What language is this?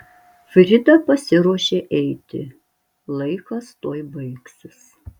Lithuanian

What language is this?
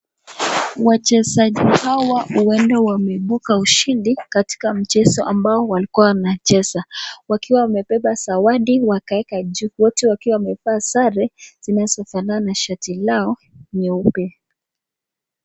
Swahili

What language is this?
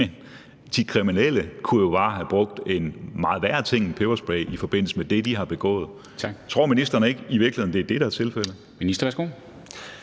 Danish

